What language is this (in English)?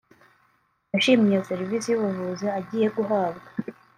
Kinyarwanda